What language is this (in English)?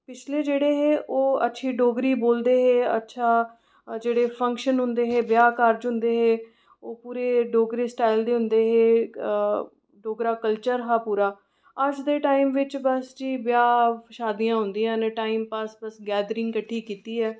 Dogri